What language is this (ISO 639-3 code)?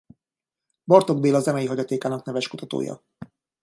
hun